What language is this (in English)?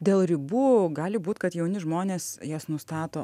Lithuanian